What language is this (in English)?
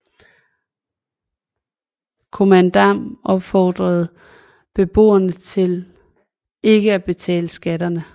Danish